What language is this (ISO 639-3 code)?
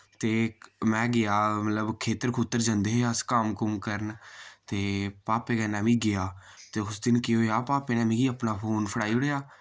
doi